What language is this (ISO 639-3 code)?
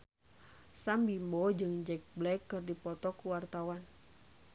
sun